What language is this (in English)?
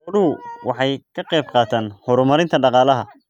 Somali